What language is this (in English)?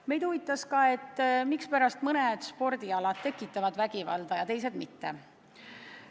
Estonian